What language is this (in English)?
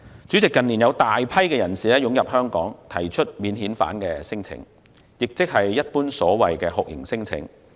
Cantonese